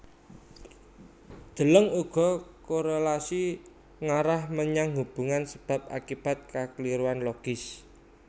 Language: Javanese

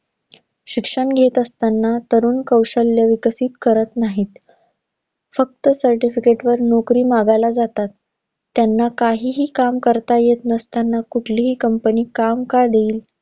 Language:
Marathi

